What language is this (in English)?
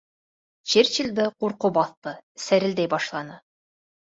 Bashkir